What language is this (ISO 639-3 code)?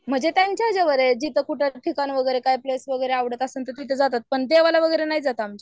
mar